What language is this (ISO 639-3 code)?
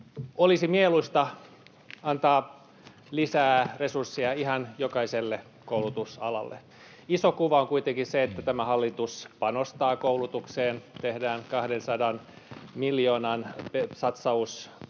fin